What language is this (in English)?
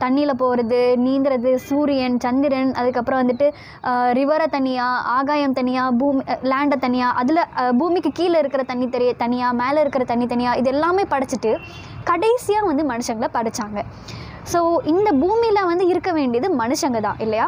Hindi